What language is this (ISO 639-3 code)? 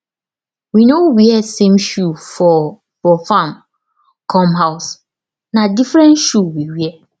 pcm